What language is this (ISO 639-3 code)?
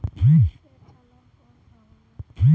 bho